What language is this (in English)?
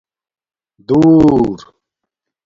Domaaki